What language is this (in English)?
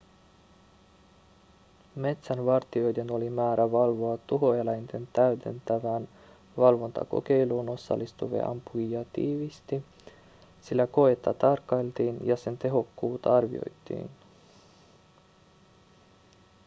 Finnish